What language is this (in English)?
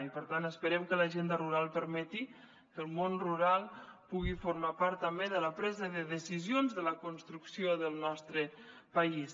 Catalan